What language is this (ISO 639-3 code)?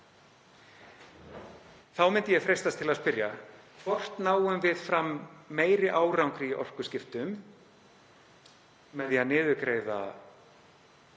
isl